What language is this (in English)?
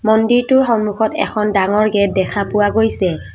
Assamese